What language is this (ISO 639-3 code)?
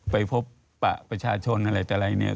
tha